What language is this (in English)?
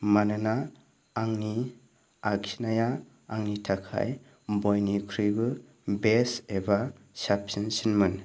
Bodo